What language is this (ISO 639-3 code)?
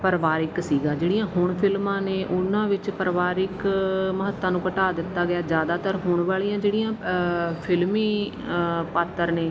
pan